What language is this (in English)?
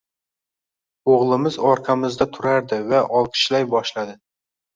Uzbek